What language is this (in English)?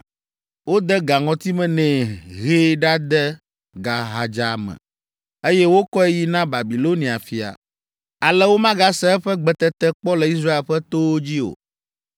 Ewe